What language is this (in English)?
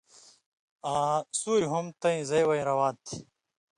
Indus Kohistani